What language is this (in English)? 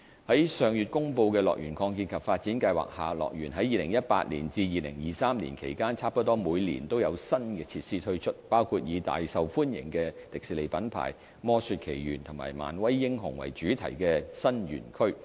Cantonese